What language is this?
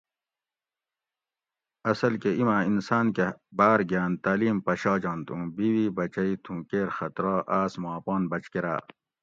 Gawri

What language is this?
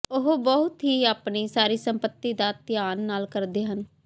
Punjabi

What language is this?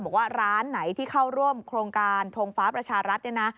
Thai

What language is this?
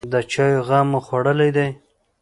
Pashto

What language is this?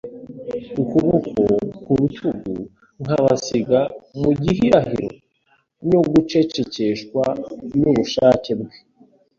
Kinyarwanda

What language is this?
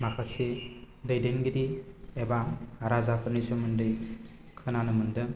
Bodo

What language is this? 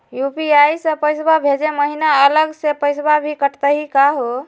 Magahi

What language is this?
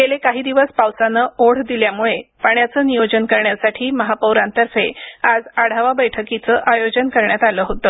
Marathi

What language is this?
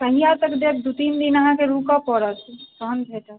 Maithili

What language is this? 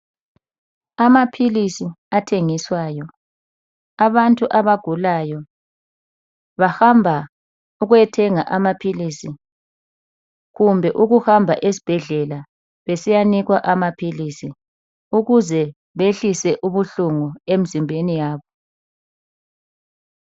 North Ndebele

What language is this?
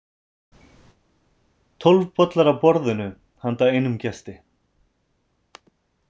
Icelandic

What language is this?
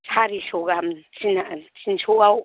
Bodo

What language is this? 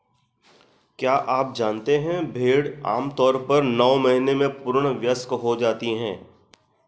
Hindi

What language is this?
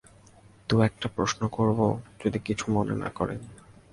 Bangla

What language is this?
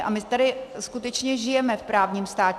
Czech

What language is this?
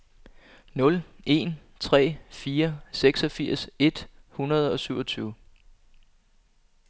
Danish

